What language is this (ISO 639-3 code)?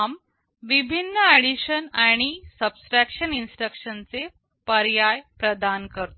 mar